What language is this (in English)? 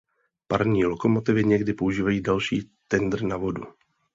Czech